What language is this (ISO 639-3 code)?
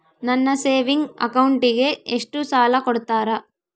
kan